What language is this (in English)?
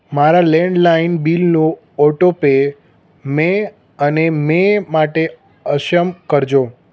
Gujarati